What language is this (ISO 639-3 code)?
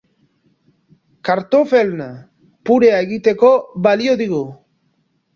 eus